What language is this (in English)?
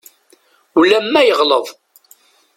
Kabyle